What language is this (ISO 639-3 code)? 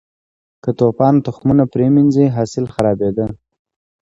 pus